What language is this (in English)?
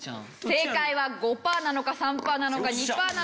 Japanese